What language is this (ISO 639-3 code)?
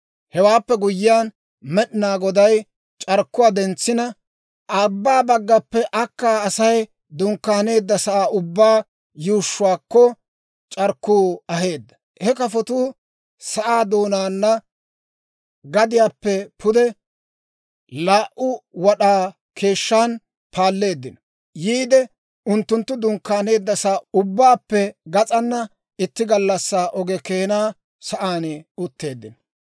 dwr